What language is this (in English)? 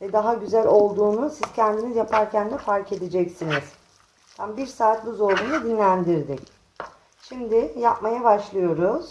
Turkish